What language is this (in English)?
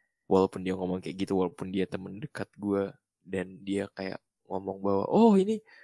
Indonesian